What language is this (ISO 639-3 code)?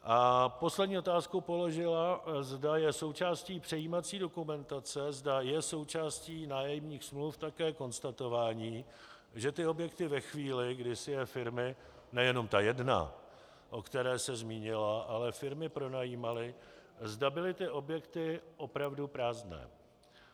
ces